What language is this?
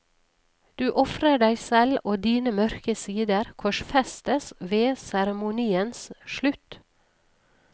Norwegian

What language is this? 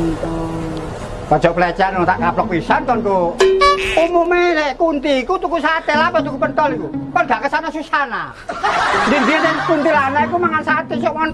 Javanese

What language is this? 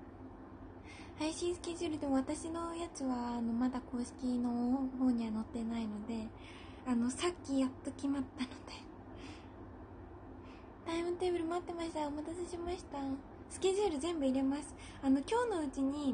Japanese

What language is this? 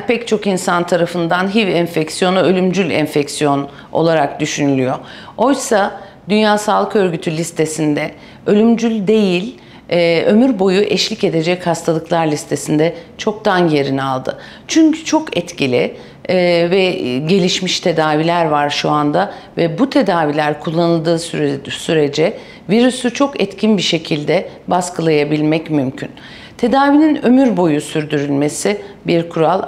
Turkish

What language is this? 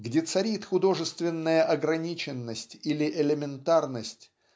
Russian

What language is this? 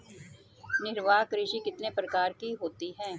Hindi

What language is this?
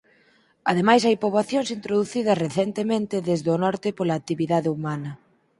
Galician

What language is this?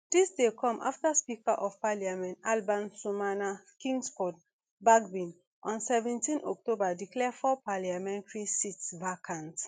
Nigerian Pidgin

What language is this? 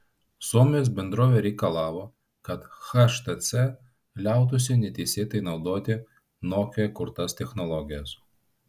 Lithuanian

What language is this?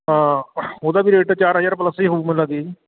Punjabi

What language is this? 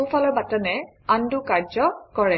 Assamese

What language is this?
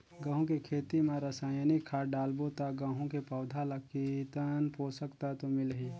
Chhattisgarhi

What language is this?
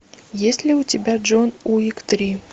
Russian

